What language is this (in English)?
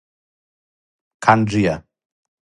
Serbian